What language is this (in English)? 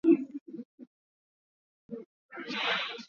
Swahili